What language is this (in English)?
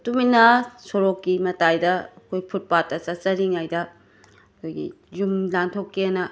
Manipuri